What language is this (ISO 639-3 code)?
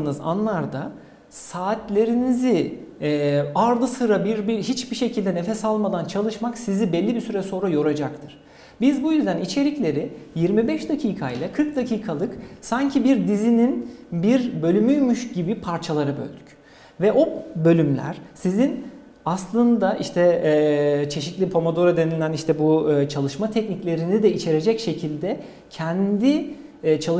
tur